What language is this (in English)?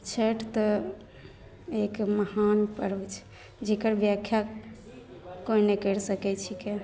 Maithili